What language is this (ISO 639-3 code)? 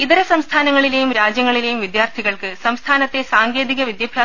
mal